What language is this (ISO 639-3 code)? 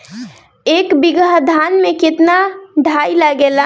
bho